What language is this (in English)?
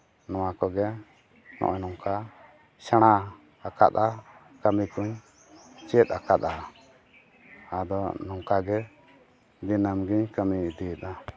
Santali